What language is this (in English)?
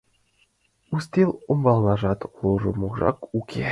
Mari